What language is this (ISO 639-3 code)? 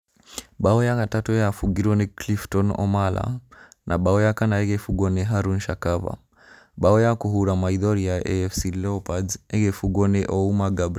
kik